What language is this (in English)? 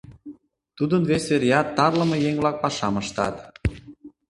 Mari